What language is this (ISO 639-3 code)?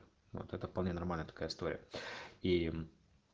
rus